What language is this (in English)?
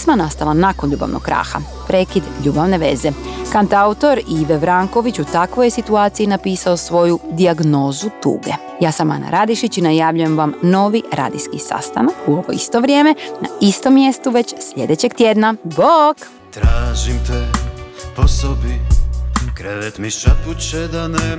Croatian